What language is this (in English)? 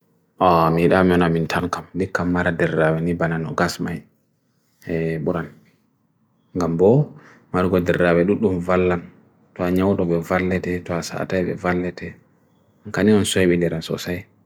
Bagirmi Fulfulde